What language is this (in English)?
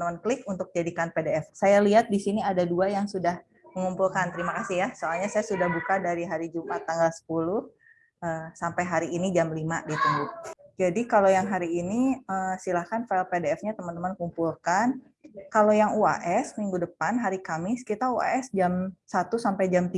Indonesian